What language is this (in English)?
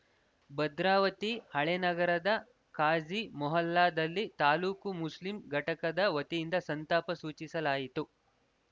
Kannada